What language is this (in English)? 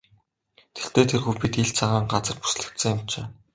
Mongolian